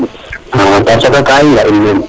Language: Serer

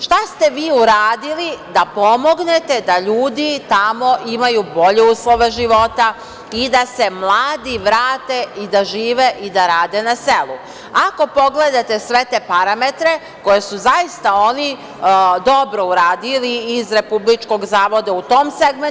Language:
Serbian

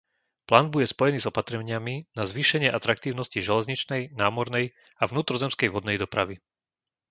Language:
Slovak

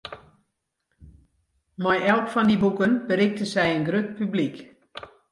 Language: Western Frisian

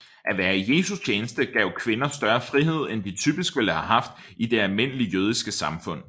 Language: Danish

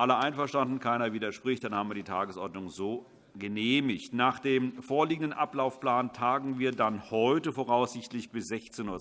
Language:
German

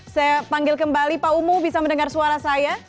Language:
Indonesian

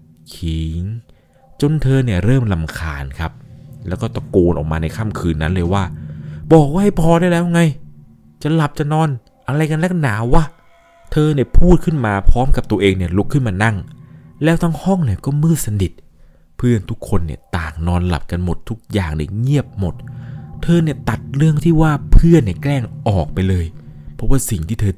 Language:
Thai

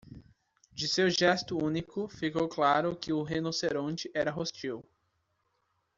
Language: Portuguese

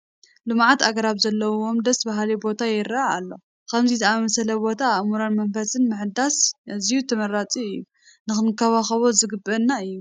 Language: Tigrinya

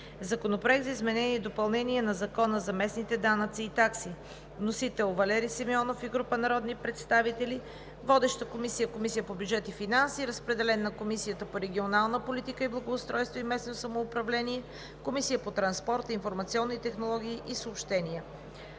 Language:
Bulgarian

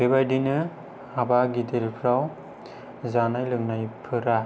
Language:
Bodo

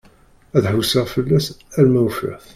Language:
Kabyle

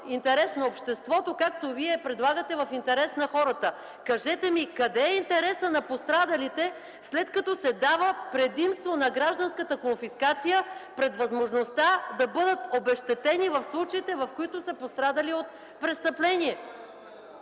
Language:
Bulgarian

